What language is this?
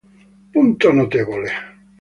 Italian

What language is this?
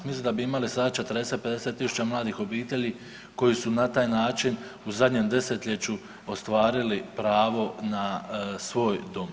Croatian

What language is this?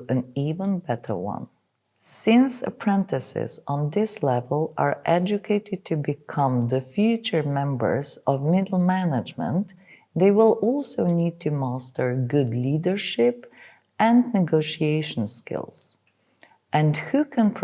English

